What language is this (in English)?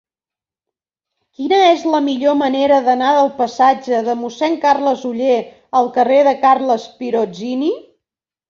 Catalan